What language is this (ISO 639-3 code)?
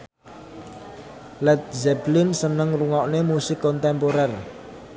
jav